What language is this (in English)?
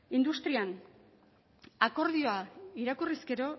Basque